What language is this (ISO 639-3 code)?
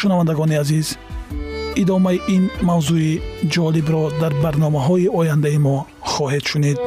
fas